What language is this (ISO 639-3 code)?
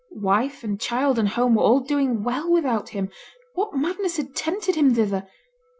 eng